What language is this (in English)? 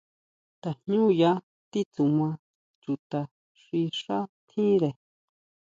Huautla Mazatec